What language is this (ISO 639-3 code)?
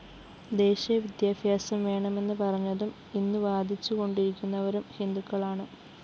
mal